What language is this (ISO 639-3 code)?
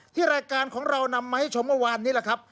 tha